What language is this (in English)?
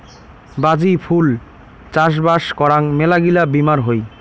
Bangla